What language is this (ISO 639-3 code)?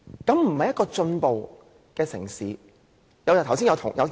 yue